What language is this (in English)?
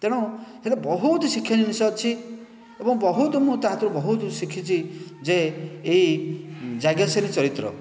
Odia